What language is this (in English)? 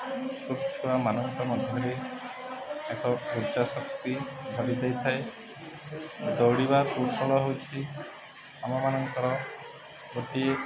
Odia